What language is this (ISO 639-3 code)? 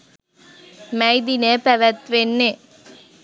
sin